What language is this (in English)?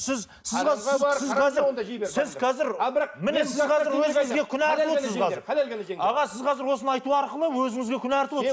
Kazakh